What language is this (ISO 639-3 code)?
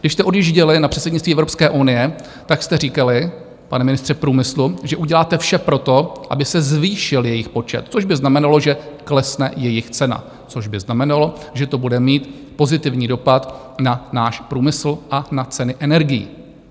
ces